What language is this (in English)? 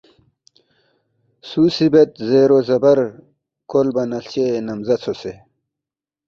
Balti